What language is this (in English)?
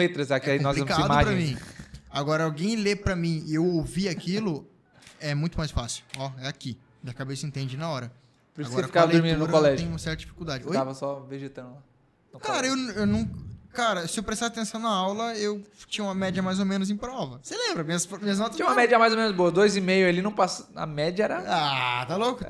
Portuguese